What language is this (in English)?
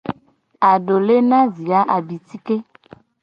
Gen